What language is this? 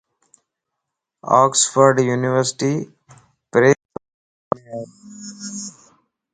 Lasi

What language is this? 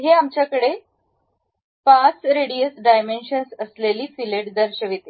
Marathi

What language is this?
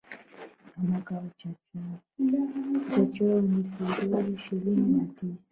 Swahili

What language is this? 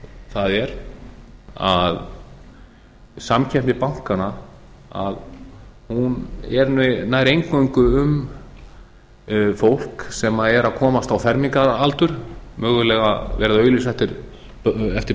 Icelandic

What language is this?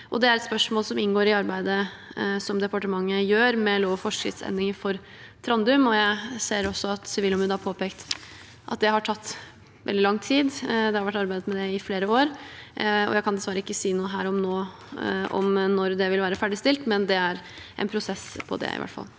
Norwegian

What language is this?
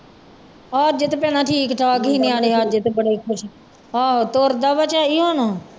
Punjabi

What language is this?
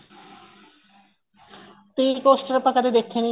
Punjabi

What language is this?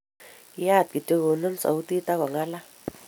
Kalenjin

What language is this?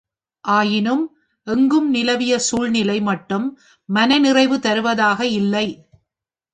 Tamil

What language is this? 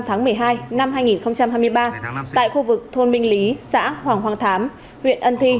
Vietnamese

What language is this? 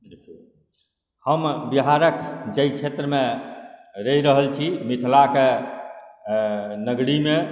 Maithili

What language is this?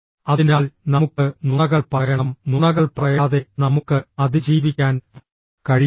Malayalam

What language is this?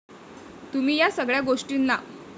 Marathi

